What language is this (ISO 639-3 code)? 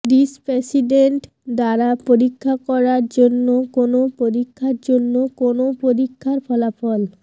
ben